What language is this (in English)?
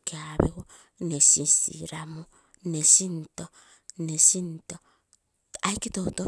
Terei